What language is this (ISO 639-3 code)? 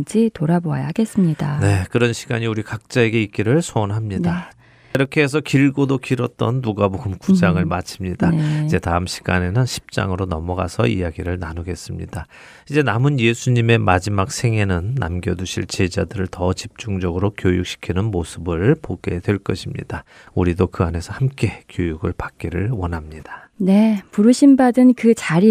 kor